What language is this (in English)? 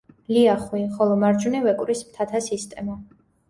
Georgian